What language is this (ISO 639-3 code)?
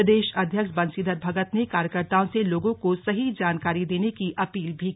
hin